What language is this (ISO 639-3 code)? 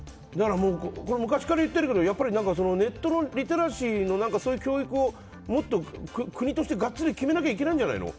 jpn